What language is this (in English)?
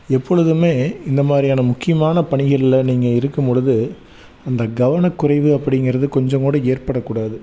Tamil